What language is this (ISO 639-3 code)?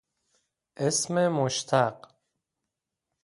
fas